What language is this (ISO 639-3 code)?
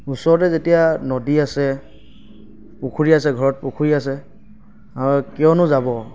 asm